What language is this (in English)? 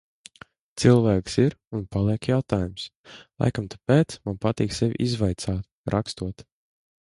Latvian